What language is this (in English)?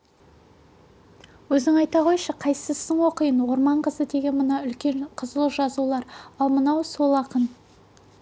Kazakh